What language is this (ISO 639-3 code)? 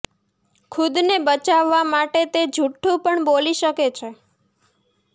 guj